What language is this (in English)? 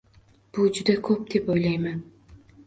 Uzbek